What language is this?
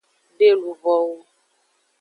Aja (Benin)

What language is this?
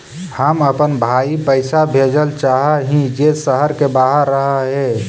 Magahi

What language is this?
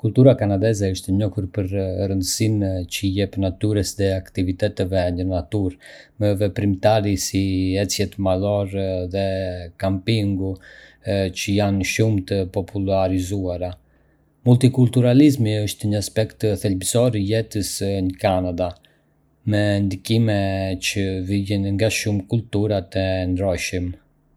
Arbëreshë Albanian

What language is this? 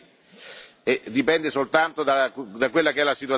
Italian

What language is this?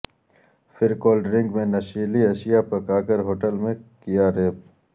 Urdu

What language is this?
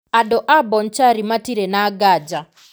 Kikuyu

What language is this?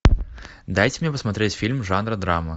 Russian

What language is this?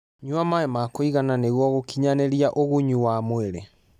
Kikuyu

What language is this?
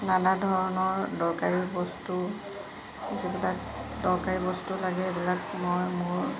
Assamese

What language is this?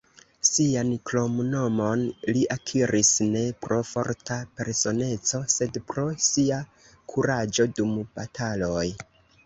Esperanto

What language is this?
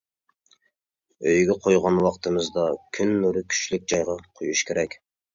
Uyghur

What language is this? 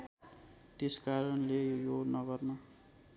Nepali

